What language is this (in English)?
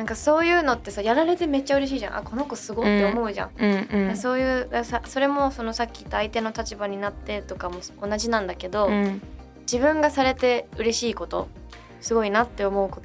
Japanese